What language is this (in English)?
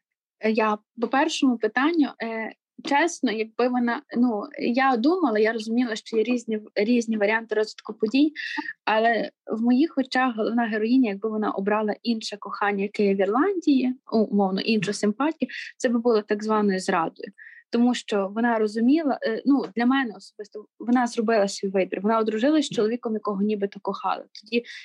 Ukrainian